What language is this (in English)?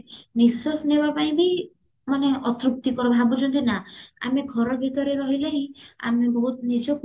Odia